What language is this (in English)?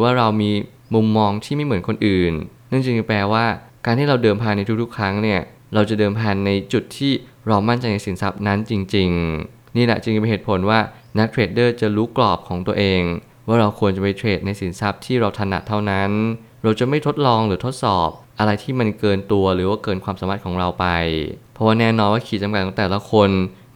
Thai